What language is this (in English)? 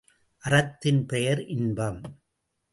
Tamil